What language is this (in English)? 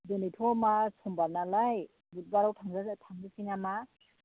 Bodo